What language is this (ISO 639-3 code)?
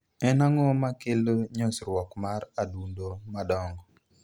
luo